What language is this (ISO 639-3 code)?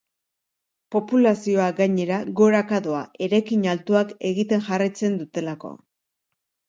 eus